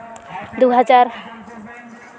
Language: Santali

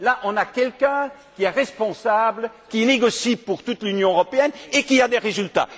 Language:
French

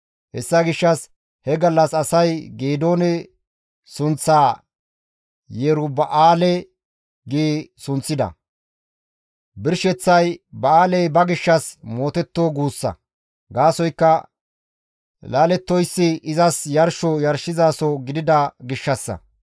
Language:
Gamo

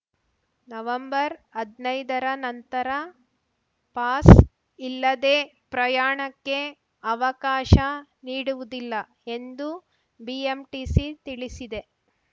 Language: Kannada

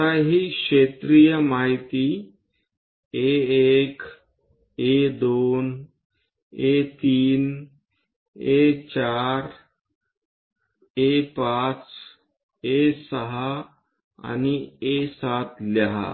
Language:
Marathi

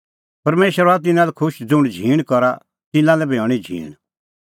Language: Kullu Pahari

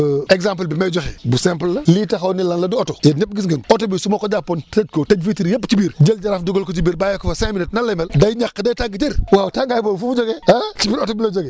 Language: Wolof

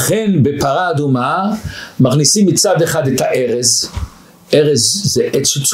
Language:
Hebrew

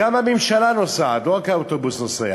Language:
Hebrew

